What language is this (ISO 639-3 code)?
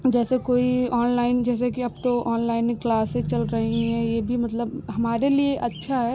hin